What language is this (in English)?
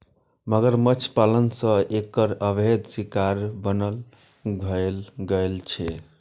Maithili